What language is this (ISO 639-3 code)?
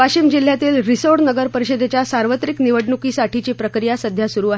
mar